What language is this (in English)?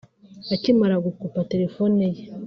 Kinyarwanda